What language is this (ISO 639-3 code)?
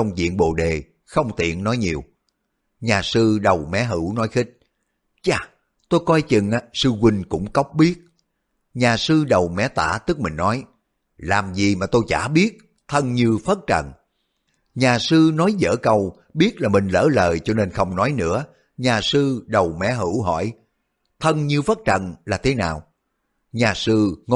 vie